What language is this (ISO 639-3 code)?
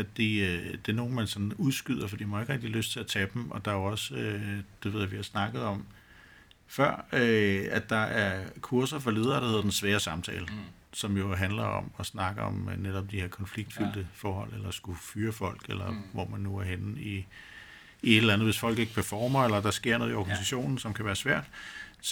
dan